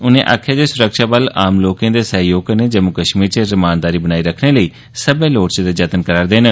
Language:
Dogri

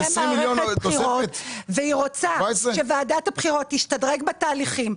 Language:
Hebrew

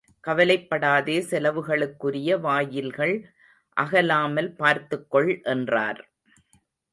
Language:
Tamil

